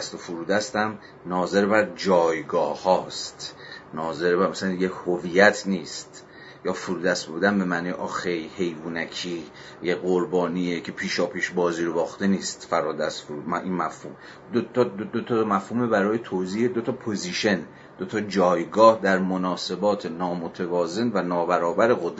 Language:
Persian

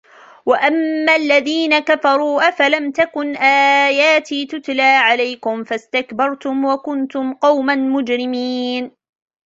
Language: Arabic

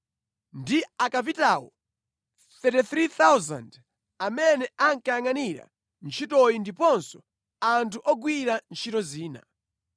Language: Nyanja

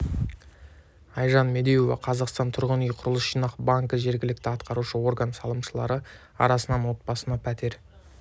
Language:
Kazakh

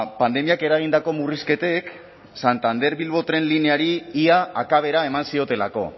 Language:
Basque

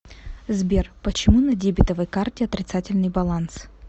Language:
Russian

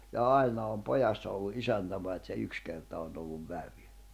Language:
Finnish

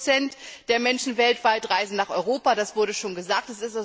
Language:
German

